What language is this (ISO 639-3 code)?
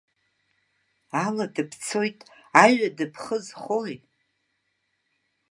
abk